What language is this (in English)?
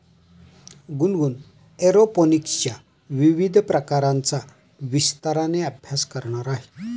Marathi